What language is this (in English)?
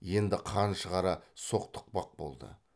Kazakh